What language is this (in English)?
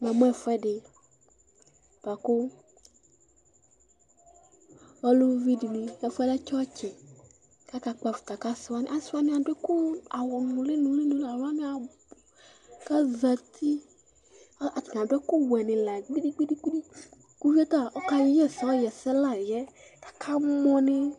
Ikposo